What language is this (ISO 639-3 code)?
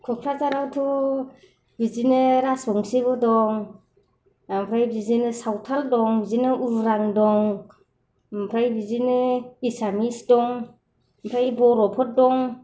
brx